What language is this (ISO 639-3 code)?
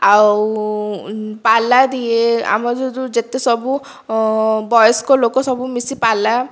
ori